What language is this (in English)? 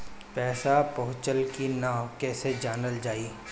Bhojpuri